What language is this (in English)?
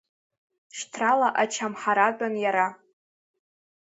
Abkhazian